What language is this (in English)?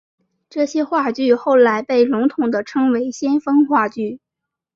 Chinese